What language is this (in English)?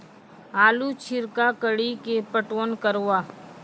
Maithili